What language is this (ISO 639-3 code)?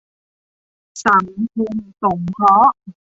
tha